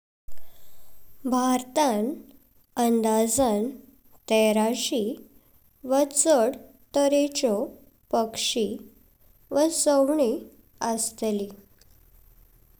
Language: Konkani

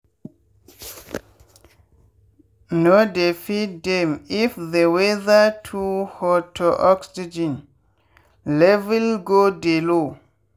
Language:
Nigerian Pidgin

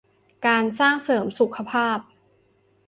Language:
Thai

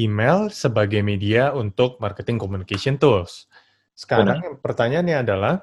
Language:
Indonesian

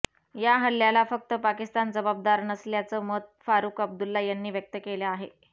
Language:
Marathi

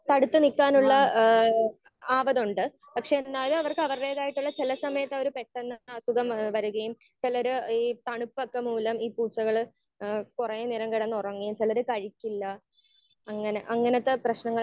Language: Malayalam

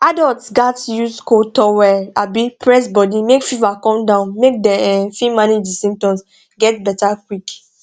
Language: Nigerian Pidgin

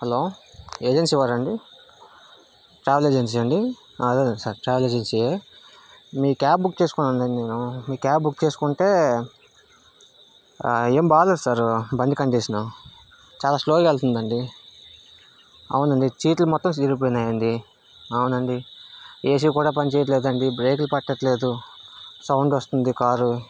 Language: Telugu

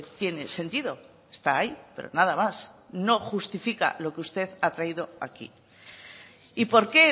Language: Spanish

